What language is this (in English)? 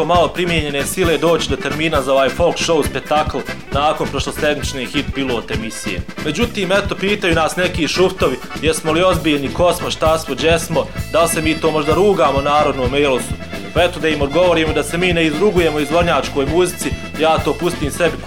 Croatian